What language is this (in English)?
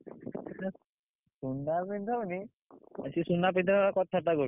Odia